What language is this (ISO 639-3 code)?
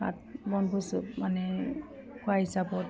asm